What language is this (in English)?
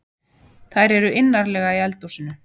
Icelandic